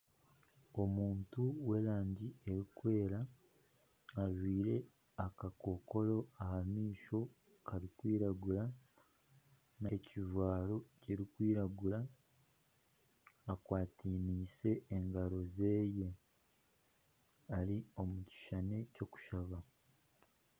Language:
Nyankole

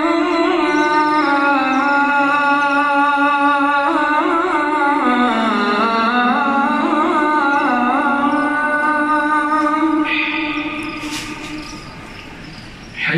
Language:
Arabic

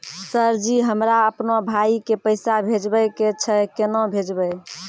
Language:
Maithili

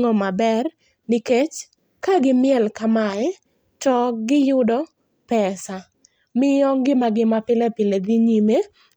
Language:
Luo (Kenya and Tanzania)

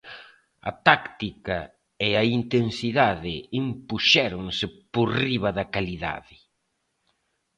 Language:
Galician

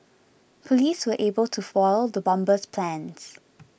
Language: English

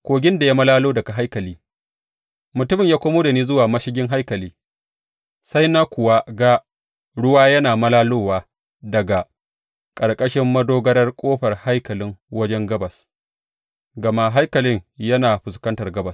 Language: Hausa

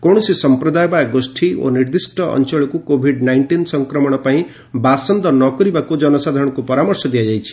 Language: Odia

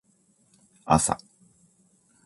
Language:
Japanese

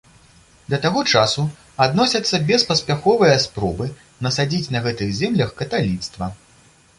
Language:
Belarusian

